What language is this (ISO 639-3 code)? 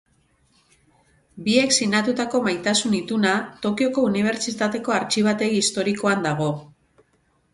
eus